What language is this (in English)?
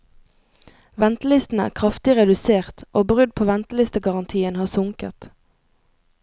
Norwegian